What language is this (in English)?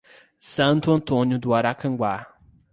Portuguese